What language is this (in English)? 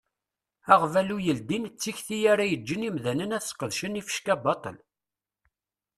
Kabyle